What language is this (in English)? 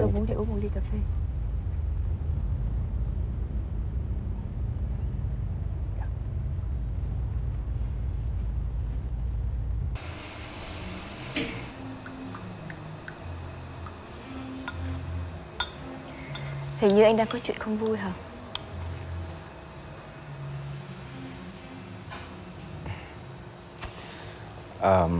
Vietnamese